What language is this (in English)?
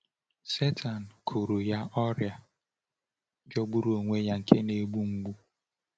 Igbo